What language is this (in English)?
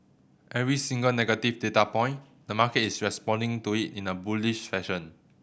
English